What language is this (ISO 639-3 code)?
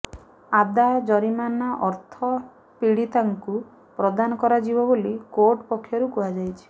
ori